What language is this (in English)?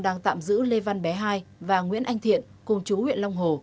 Vietnamese